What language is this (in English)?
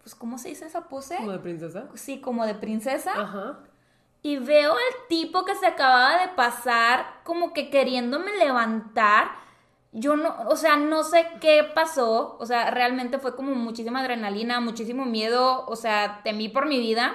Spanish